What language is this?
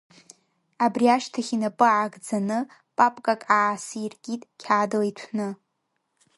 Abkhazian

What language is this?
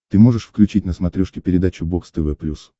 Russian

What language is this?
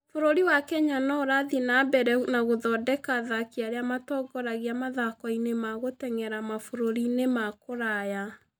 Kikuyu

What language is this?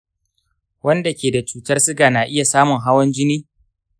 Hausa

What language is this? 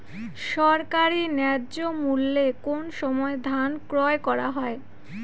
Bangla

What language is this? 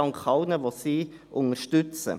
Swiss German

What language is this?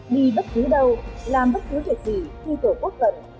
Vietnamese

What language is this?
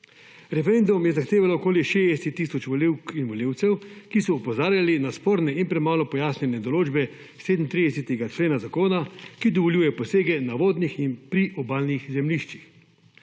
Slovenian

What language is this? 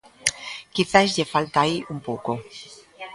Galician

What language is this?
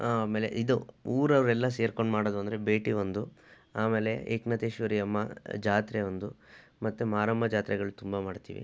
Kannada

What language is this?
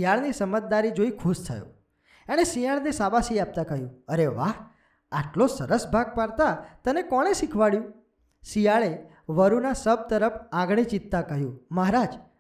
Gujarati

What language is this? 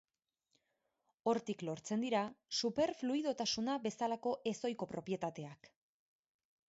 Basque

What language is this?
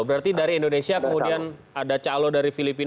Indonesian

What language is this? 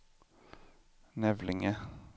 Swedish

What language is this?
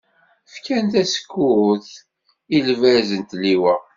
Kabyle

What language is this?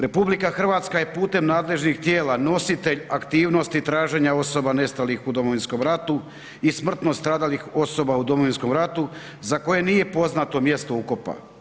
Croatian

